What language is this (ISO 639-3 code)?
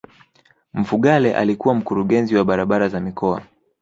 swa